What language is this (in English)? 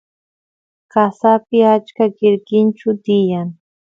Santiago del Estero Quichua